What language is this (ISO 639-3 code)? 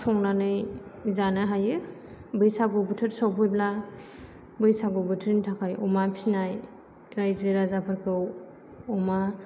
brx